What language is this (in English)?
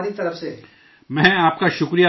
Urdu